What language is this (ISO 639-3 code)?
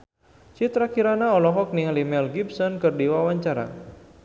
sun